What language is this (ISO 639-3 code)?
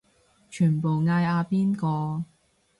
yue